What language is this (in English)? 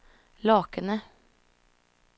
Swedish